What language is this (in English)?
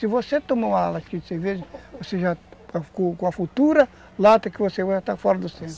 Portuguese